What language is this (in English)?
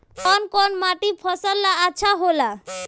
Bhojpuri